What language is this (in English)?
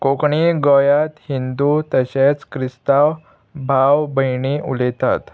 Konkani